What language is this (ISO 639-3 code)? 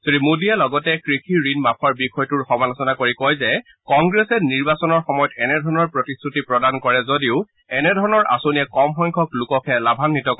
asm